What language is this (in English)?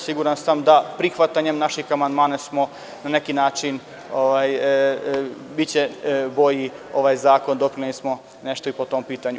Serbian